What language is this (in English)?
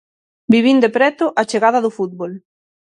Galician